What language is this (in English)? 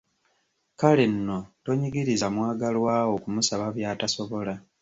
Ganda